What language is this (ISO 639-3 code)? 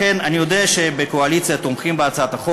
heb